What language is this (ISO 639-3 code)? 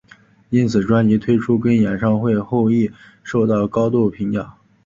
zho